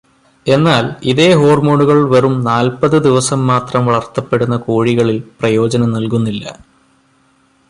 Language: Malayalam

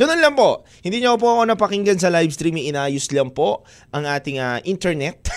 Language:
Filipino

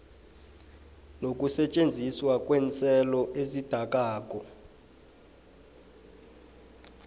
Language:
South Ndebele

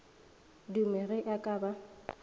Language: Northern Sotho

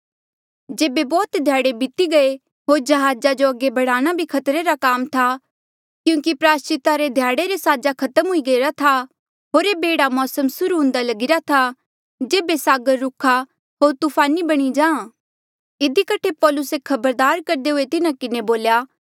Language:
Mandeali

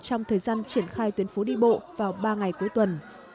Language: Vietnamese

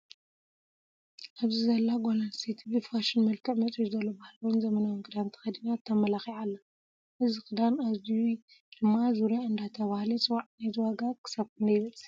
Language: Tigrinya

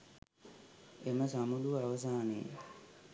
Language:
Sinhala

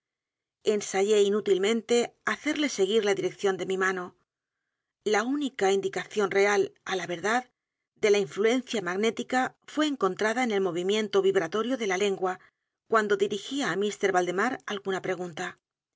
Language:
Spanish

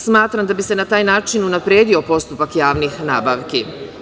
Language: Serbian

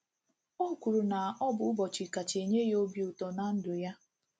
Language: Igbo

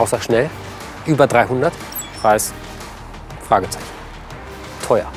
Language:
German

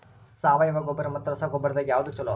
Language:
Kannada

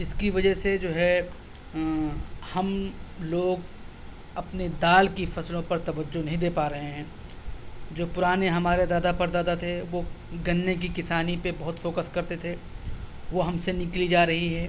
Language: Urdu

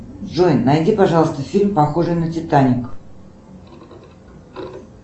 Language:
Russian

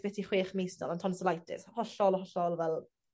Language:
Welsh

